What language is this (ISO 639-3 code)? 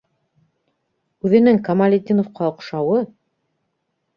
bak